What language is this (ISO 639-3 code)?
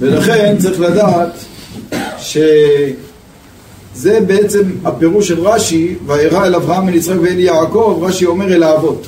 heb